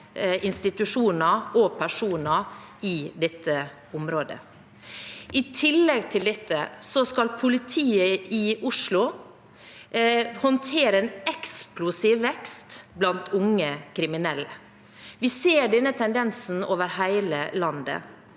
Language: Norwegian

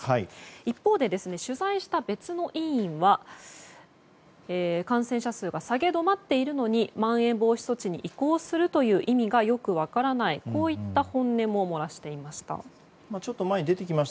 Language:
Japanese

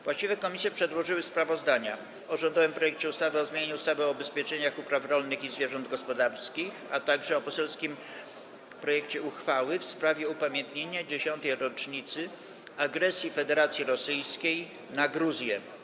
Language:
Polish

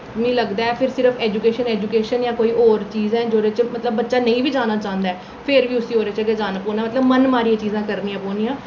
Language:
Dogri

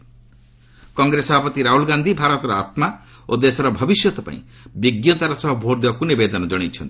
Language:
Odia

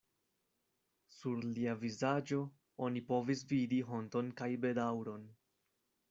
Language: Esperanto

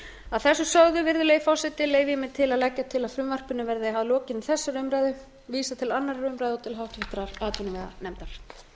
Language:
Icelandic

